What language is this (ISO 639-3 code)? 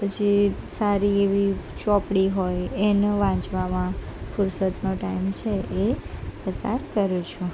guj